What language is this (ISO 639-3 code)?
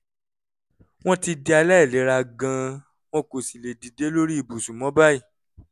yor